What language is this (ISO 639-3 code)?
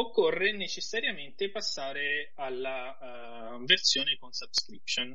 ita